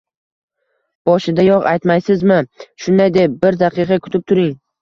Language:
Uzbek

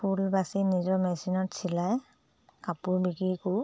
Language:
Assamese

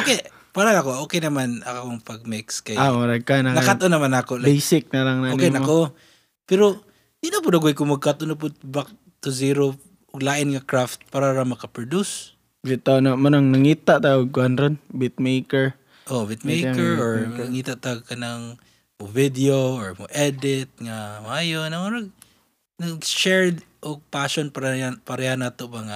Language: Filipino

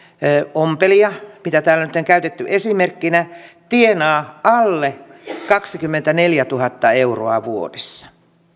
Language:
Finnish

